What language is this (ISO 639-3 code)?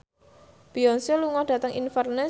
jav